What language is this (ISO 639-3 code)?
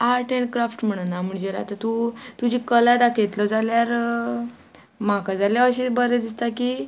kok